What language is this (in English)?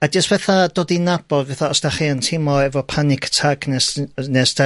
Welsh